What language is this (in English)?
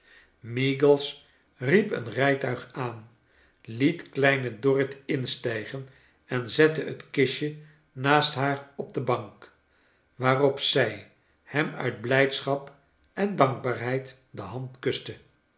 Dutch